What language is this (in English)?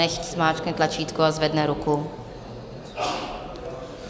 Czech